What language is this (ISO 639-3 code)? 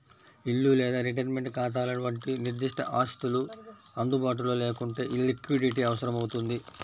tel